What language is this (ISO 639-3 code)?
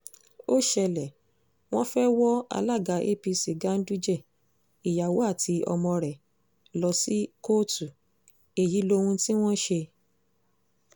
yor